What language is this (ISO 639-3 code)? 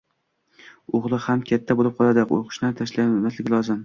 uzb